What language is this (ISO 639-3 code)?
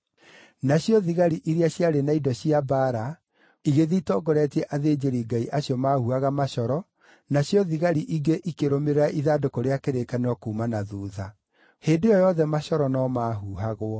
kik